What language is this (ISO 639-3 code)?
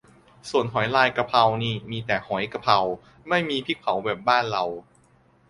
tha